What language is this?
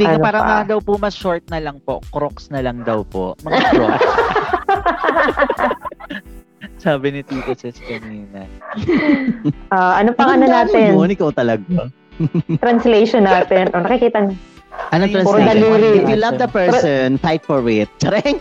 Filipino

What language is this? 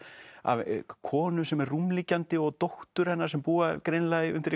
Icelandic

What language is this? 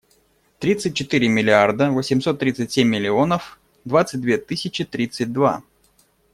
Russian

